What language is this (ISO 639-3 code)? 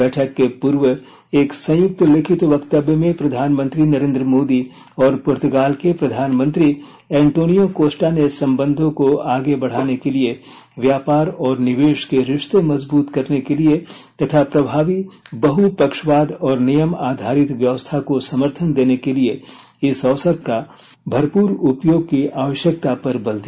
hin